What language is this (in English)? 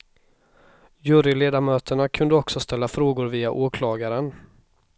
Swedish